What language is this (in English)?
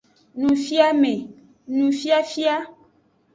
Aja (Benin)